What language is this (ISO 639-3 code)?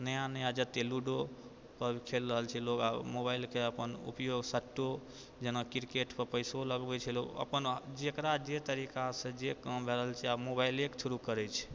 mai